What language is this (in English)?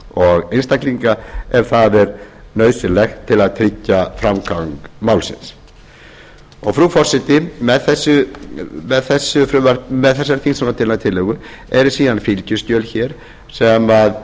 Icelandic